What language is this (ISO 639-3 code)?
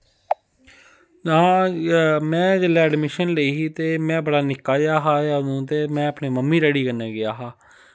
doi